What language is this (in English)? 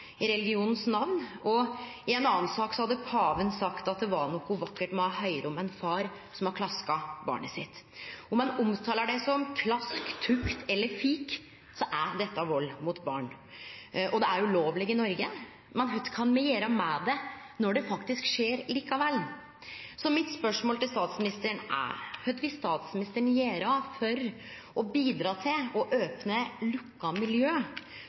Norwegian Nynorsk